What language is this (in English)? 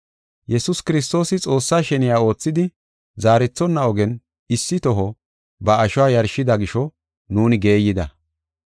Gofa